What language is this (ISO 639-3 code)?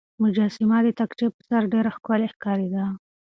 pus